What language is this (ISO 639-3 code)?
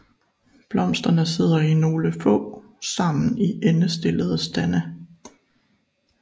dan